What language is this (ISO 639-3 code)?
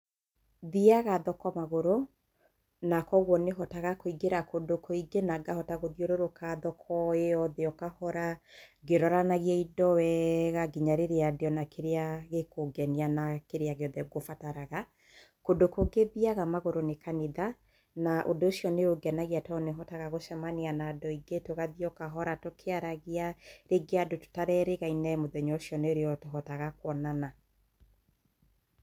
kik